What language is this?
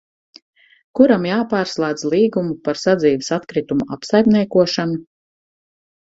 Latvian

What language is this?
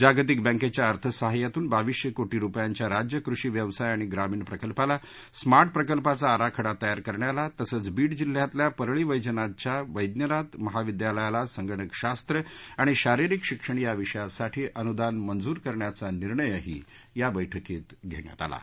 Marathi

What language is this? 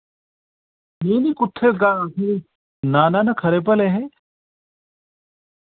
Dogri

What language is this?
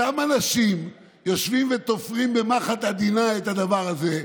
Hebrew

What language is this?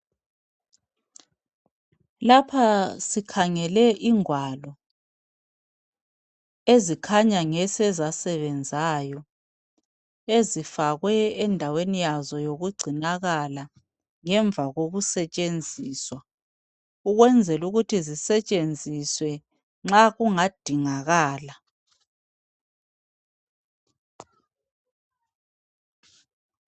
North Ndebele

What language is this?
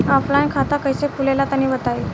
Bhojpuri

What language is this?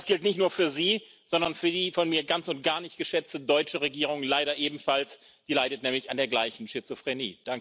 German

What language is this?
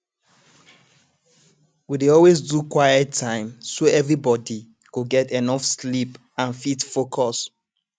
Nigerian Pidgin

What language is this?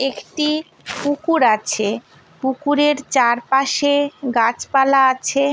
Bangla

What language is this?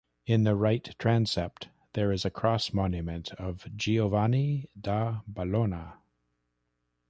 English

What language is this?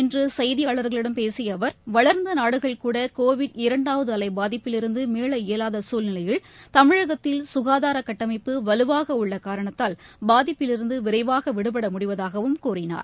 Tamil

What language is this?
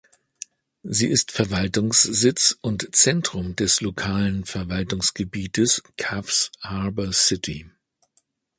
German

